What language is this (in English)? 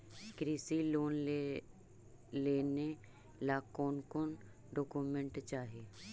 Magahi